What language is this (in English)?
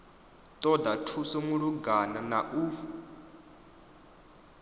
Venda